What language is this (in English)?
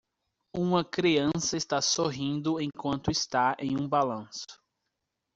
Portuguese